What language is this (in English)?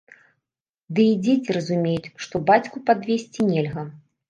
Belarusian